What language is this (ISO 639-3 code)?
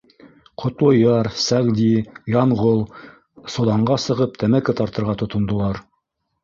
bak